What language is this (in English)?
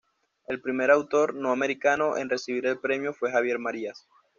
Spanish